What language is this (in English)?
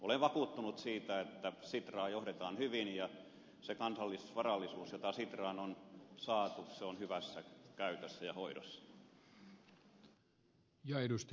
Finnish